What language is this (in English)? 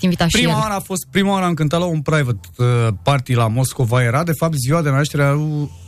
Romanian